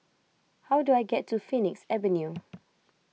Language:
English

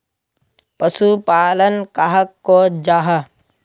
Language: Magahi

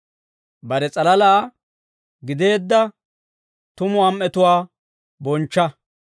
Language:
Dawro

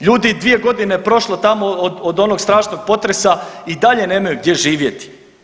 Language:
Croatian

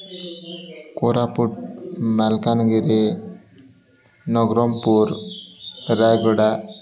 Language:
Odia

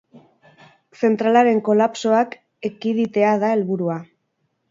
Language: Basque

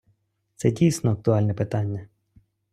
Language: Ukrainian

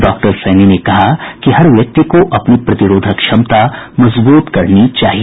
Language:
Hindi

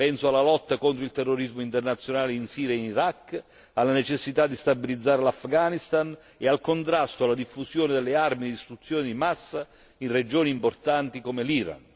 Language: Italian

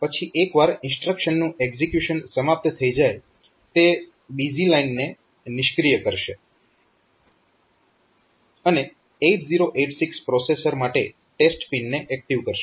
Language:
Gujarati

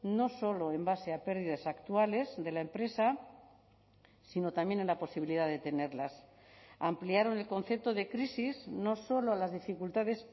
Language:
Spanish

